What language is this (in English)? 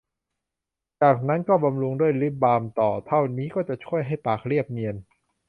Thai